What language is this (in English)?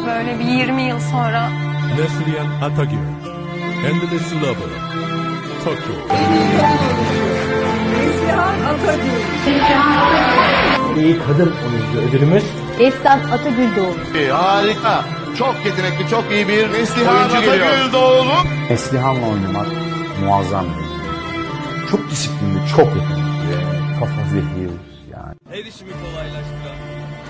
Turkish